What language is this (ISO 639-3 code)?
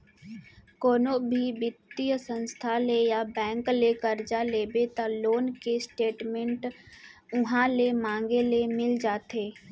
hne